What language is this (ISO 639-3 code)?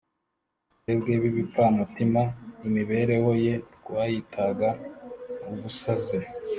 kin